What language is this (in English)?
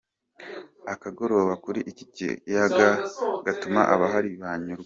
Kinyarwanda